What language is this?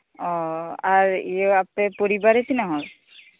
Santali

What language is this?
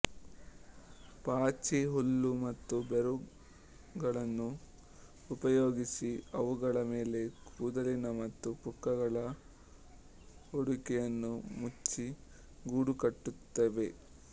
Kannada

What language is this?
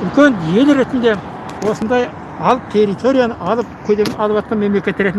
Kazakh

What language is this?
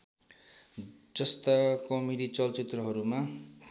Nepali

